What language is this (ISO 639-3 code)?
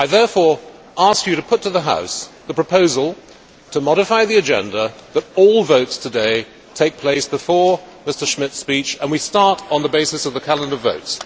eng